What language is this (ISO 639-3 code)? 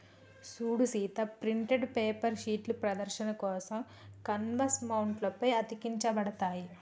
tel